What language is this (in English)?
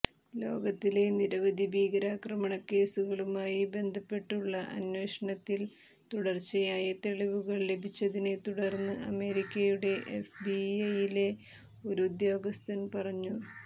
Malayalam